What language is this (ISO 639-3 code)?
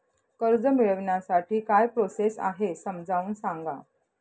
mar